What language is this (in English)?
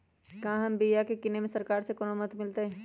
Magahi